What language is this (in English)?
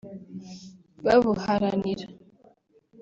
Kinyarwanda